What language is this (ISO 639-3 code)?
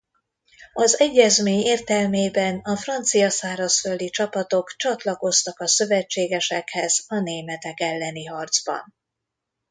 hun